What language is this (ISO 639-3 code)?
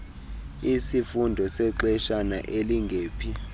xho